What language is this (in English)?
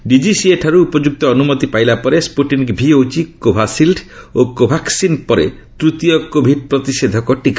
Odia